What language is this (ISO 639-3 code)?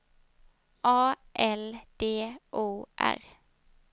swe